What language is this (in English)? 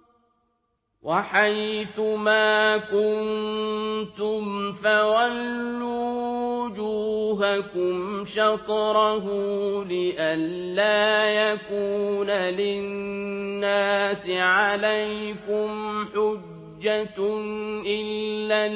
Arabic